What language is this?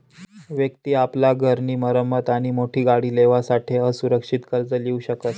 Marathi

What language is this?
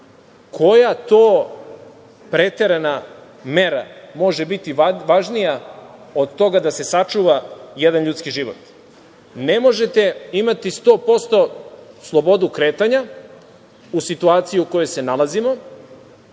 Serbian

